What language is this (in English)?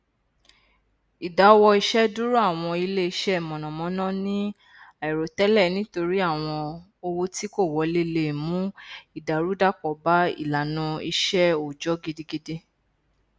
Yoruba